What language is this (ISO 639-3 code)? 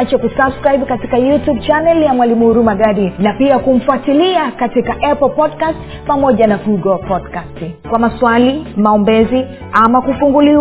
swa